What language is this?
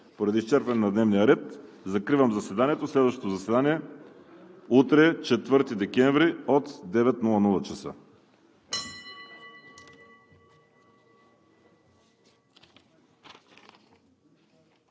Bulgarian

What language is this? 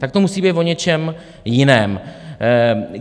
Czech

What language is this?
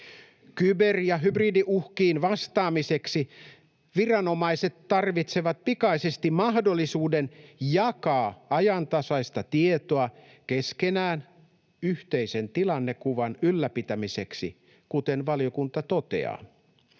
Finnish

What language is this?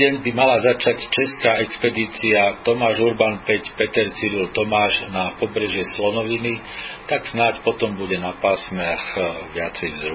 Slovak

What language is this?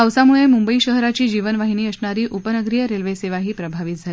Marathi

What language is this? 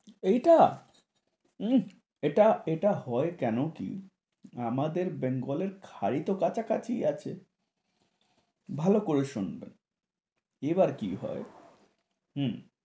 Bangla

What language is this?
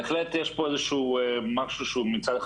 Hebrew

